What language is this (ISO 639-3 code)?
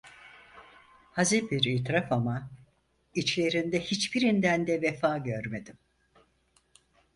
tur